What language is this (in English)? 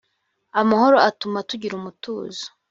Kinyarwanda